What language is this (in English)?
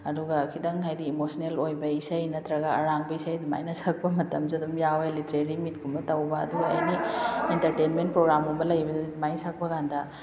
Manipuri